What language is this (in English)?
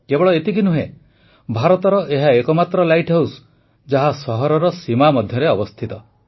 Odia